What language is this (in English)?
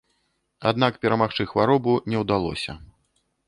Belarusian